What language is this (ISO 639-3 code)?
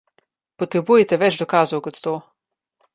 slv